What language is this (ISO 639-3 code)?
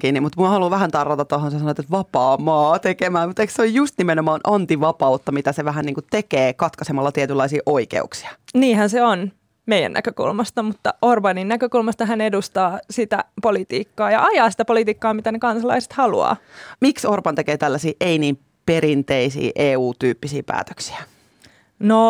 fin